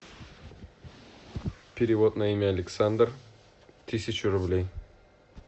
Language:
Russian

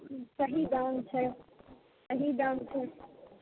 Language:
Maithili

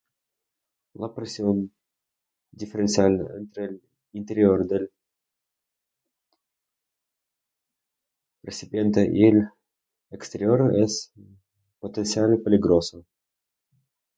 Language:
Spanish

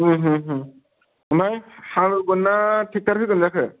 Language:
Bodo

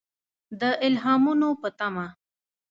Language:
Pashto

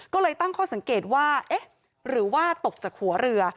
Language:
Thai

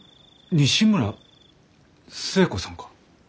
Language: Japanese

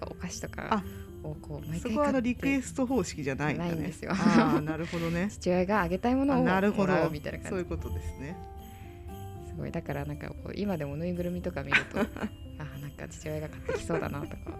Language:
Japanese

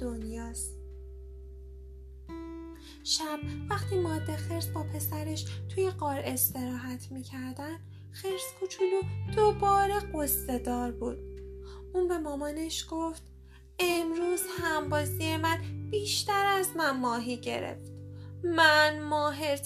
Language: Persian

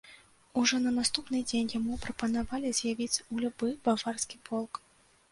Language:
Belarusian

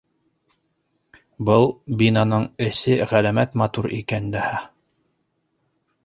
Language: Bashkir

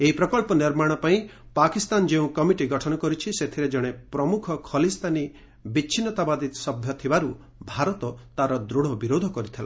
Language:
Odia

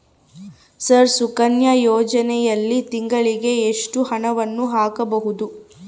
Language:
Kannada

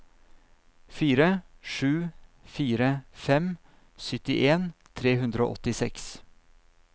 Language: Norwegian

